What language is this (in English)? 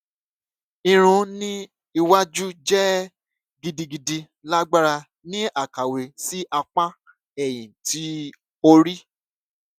Yoruba